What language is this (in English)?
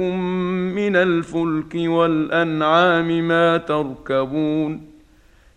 Arabic